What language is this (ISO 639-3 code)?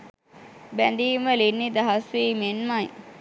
sin